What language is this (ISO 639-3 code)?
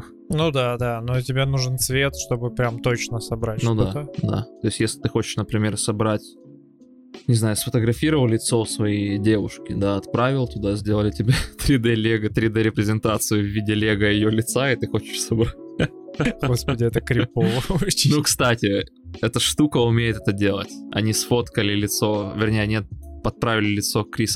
rus